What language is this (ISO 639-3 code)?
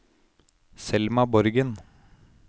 nor